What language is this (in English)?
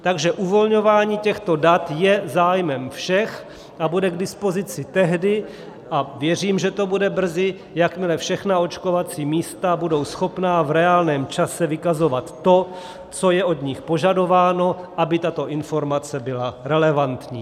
Czech